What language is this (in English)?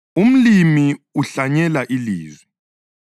North Ndebele